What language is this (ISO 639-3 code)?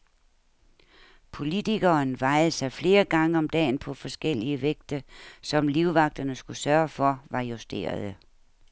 dan